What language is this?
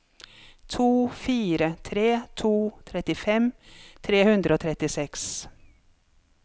Norwegian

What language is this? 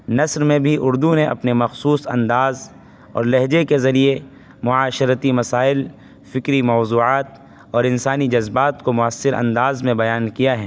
Urdu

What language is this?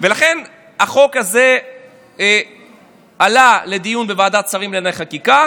Hebrew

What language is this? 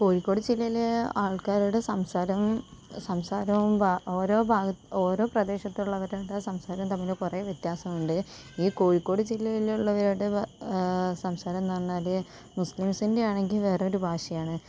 Malayalam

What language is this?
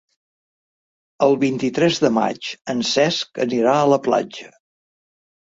Catalan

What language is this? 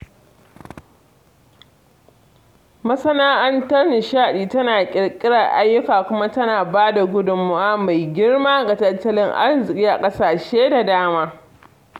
Hausa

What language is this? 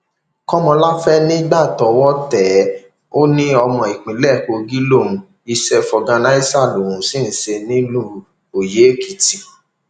Yoruba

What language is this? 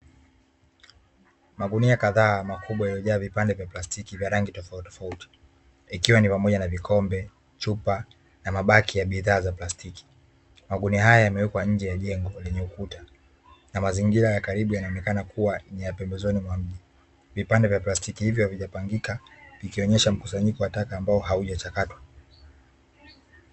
Swahili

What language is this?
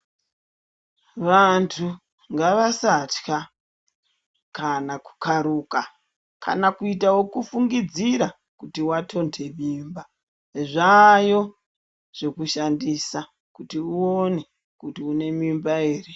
Ndau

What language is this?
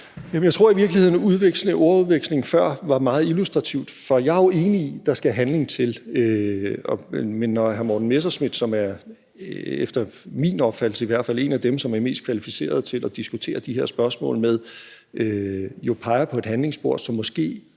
Danish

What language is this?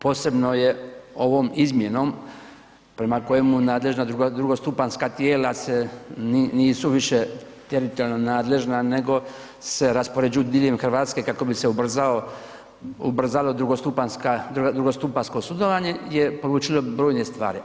Croatian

